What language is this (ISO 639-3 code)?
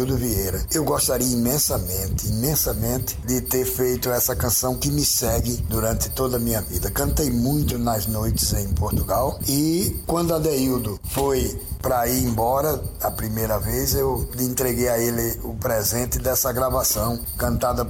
por